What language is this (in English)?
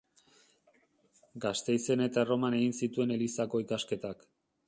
Basque